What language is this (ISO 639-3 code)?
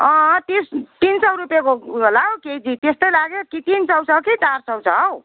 nep